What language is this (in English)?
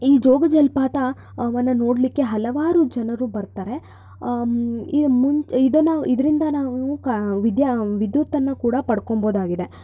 Kannada